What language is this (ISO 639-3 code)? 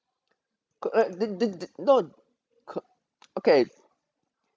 eng